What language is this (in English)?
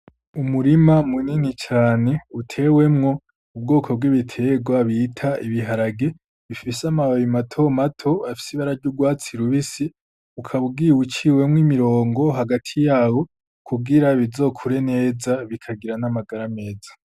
Rundi